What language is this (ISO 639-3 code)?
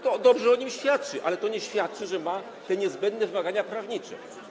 pol